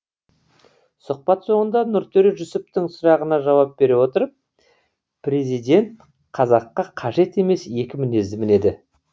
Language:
Kazakh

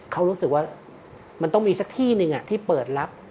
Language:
Thai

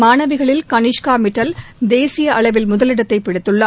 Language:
Tamil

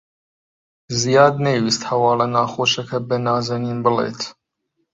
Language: Central Kurdish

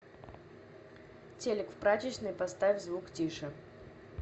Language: Russian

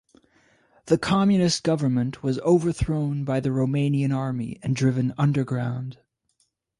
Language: English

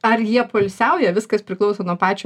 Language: Lithuanian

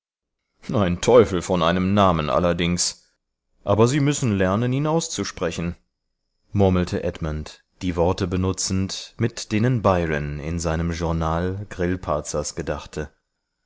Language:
German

